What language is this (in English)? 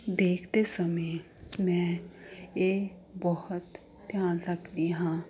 Punjabi